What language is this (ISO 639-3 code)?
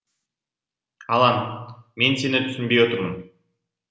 kaz